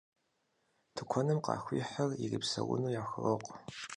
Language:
Kabardian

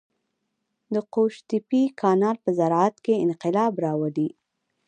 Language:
Pashto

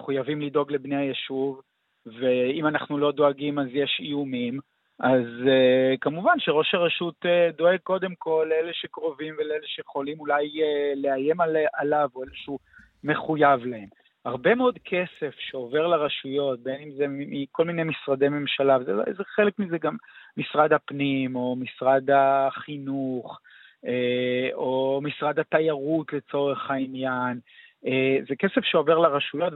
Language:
Hebrew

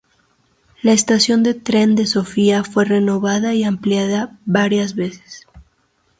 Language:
Spanish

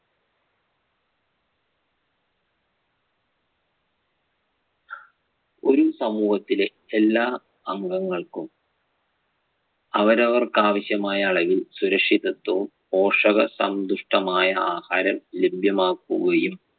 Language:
Malayalam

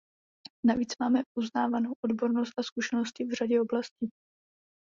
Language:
Czech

